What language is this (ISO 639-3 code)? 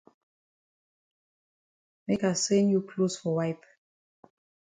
wes